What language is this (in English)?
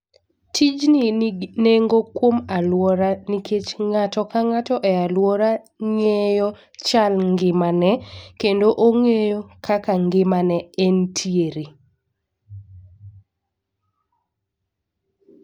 Luo (Kenya and Tanzania)